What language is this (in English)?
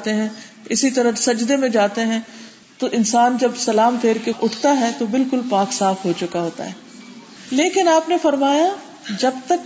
Urdu